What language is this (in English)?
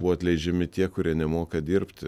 Lithuanian